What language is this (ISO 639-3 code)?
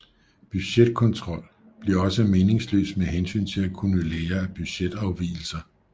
dan